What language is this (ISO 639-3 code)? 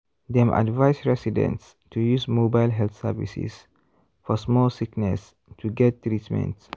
pcm